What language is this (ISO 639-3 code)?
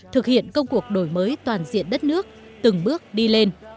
vie